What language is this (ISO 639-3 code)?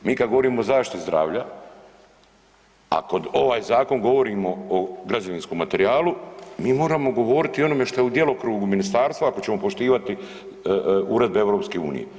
hrv